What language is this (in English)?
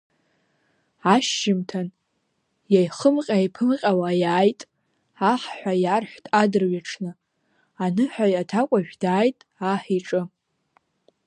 Abkhazian